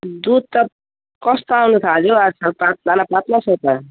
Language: Nepali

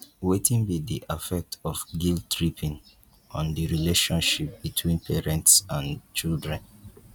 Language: Nigerian Pidgin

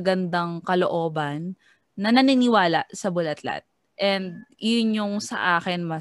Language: Filipino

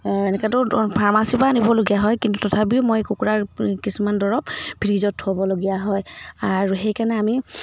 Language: Assamese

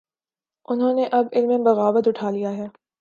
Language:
Urdu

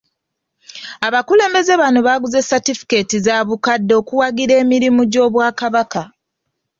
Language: Ganda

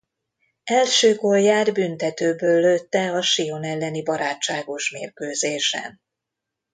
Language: Hungarian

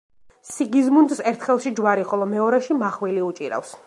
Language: Georgian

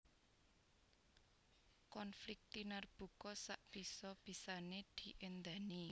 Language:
Javanese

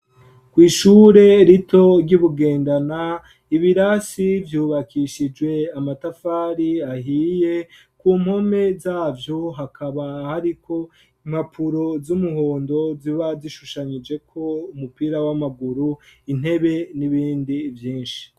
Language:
Rundi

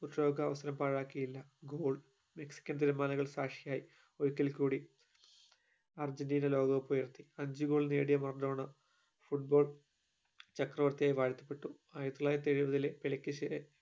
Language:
Malayalam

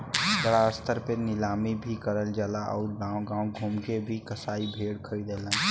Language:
Bhojpuri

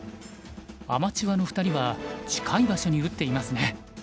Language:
Japanese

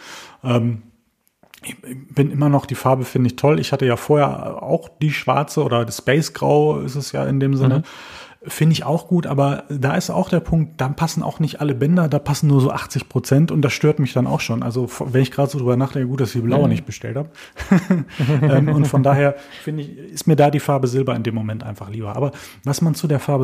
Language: German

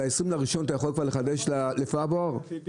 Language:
Hebrew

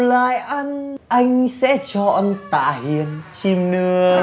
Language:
Vietnamese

